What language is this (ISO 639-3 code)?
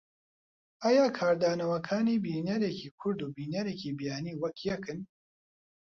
ckb